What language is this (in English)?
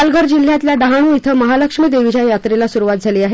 Marathi